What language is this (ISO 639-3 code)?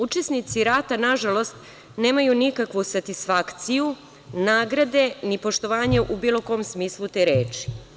srp